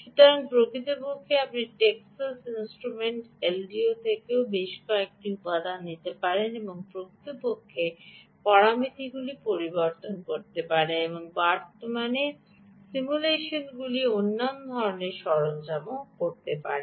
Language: Bangla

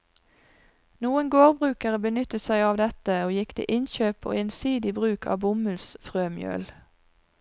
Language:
Norwegian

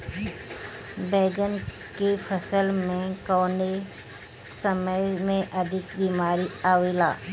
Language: Bhojpuri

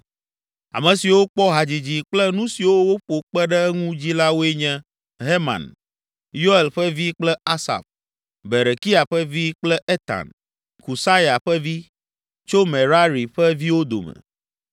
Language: Ewe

